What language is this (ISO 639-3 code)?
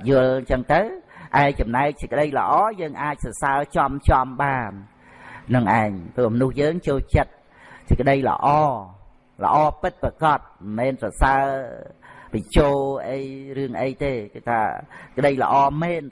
vie